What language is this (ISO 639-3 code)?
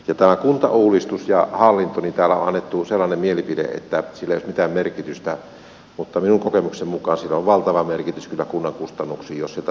fin